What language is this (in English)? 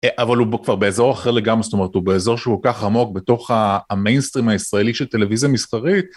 Hebrew